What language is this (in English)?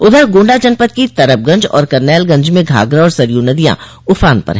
Hindi